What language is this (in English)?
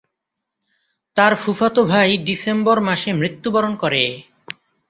Bangla